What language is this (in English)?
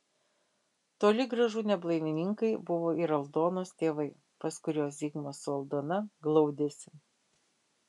Lithuanian